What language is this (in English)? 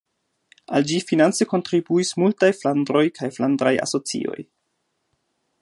Esperanto